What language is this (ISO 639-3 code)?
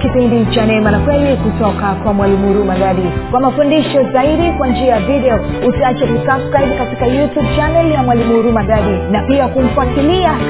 swa